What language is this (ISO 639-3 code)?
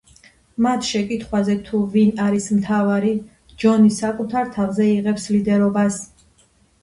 kat